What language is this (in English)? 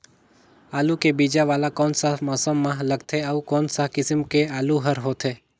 Chhattisgarhi